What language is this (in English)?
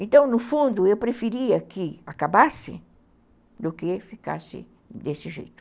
Portuguese